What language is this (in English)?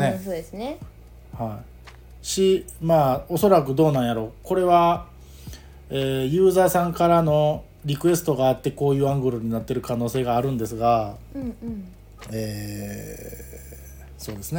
Japanese